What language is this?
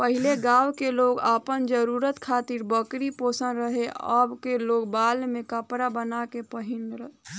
Bhojpuri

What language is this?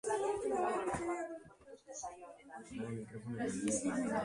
Basque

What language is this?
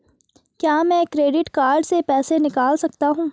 Hindi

